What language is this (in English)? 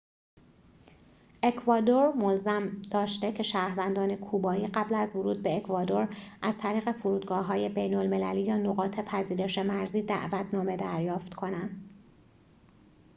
Persian